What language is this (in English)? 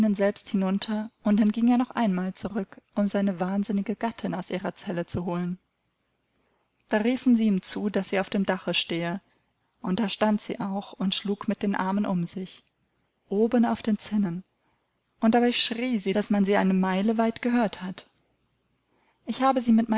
German